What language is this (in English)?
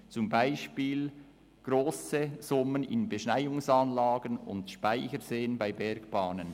Swiss German